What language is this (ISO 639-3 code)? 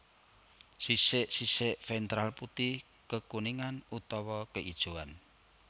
jav